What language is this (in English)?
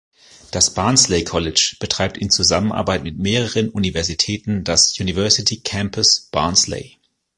German